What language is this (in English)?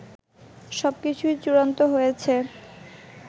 Bangla